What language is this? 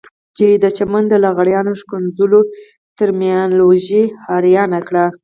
Pashto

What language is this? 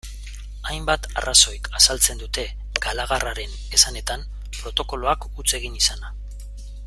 Basque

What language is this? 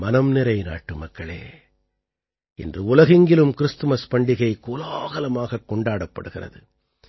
Tamil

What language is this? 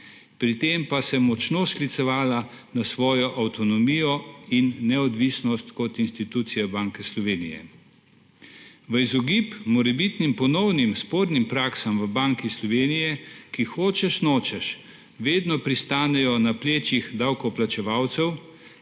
Slovenian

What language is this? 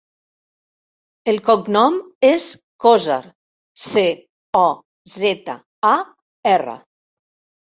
Catalan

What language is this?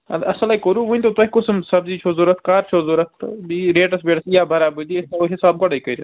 Kashmiri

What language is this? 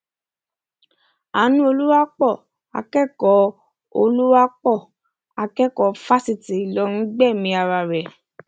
Yoruba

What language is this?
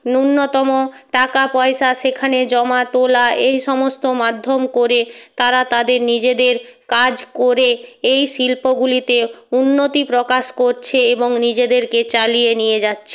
Bangla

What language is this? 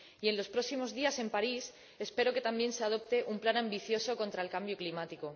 Spanish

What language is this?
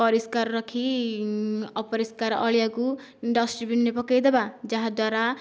Odia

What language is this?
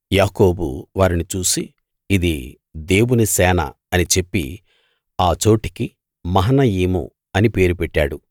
Telugu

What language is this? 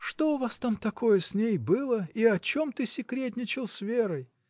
Russian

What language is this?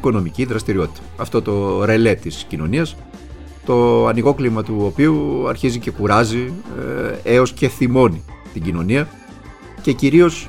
Greek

